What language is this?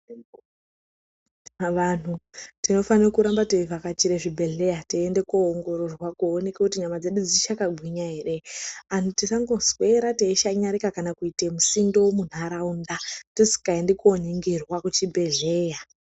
Ndau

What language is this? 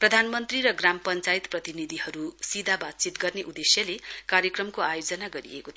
Nepali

